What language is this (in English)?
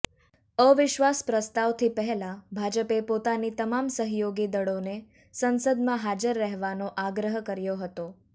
Gujarati